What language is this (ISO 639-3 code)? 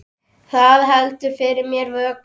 isl